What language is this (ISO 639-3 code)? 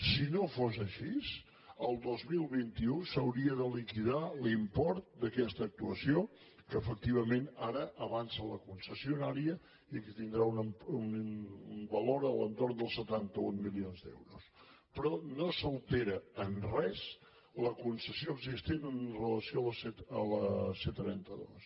cat